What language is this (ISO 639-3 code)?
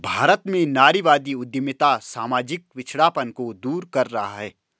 hin